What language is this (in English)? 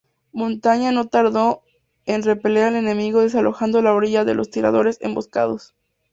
Spanish